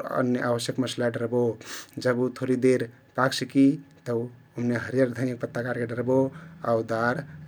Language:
Kathoriya Tharu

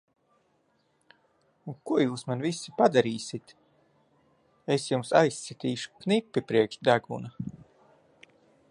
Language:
Latvian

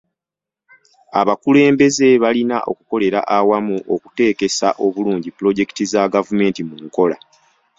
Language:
Ganda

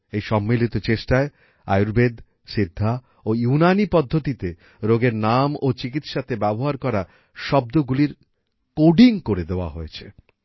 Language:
Bangla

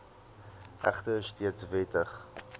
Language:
Afrikaans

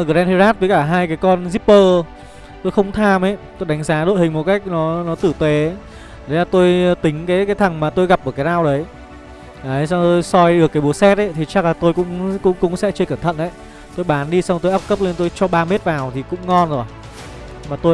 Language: Vietnamese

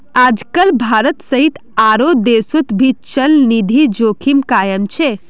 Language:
Magahi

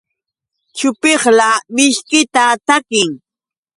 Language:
Yauyos Quechua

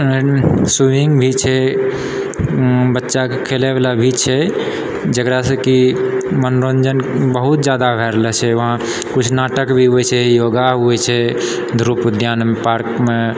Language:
Maithili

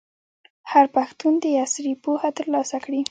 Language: Pashto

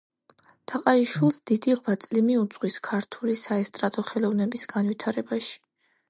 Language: Georgian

